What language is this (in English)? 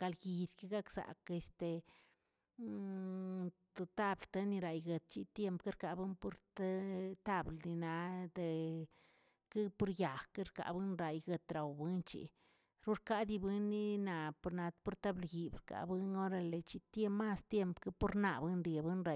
Tilquiapan Zapotec